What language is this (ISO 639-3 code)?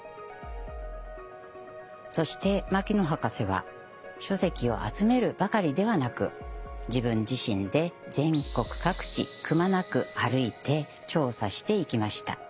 jpn